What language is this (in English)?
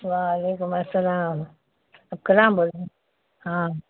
Urdu